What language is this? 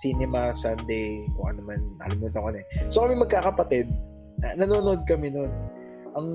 Filipino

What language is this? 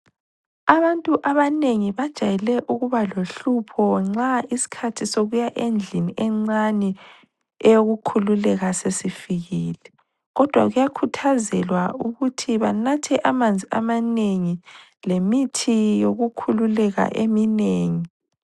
North Ndebele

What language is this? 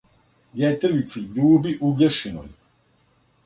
Serbian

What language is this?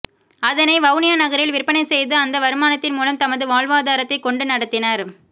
Tamil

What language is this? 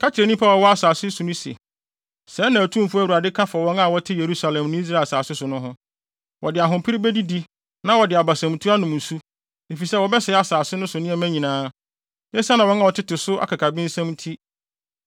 Akan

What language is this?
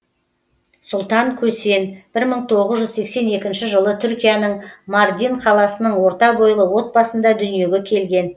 Kazakh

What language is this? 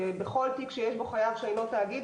Hebrew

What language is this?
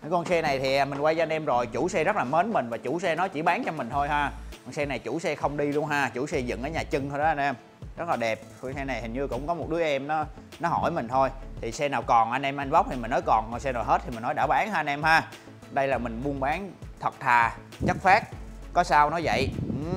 Vietnamese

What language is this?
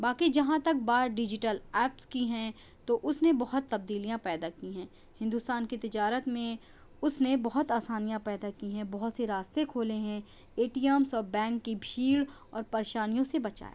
Urdu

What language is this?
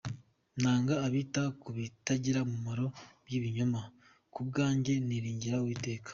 Kinyarwanda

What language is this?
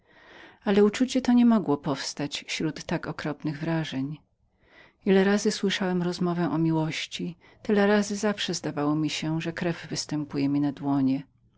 Polish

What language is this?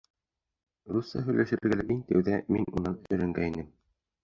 Bashkir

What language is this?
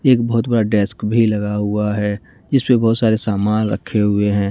Hindi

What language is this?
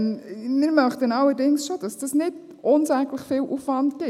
Swiss German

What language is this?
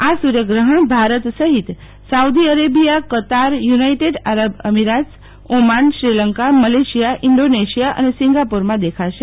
Gujarati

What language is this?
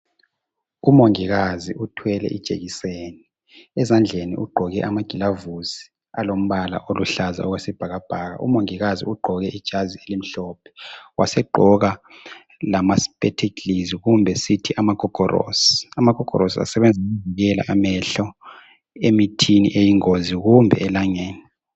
North Ndebele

